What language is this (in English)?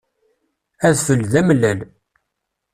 Kabyle